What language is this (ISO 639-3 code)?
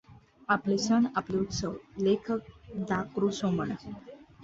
mar